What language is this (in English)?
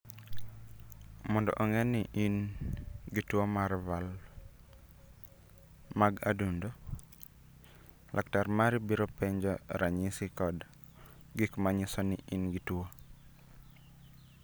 Luo (Kenya and Tanzania)